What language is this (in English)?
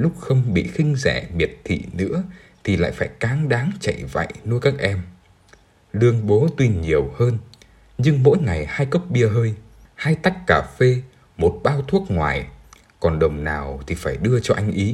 Vietnamese